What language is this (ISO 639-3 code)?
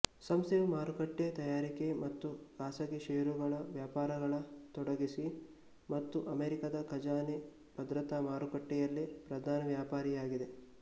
kan